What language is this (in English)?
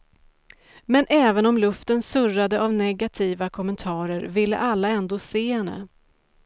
Swedish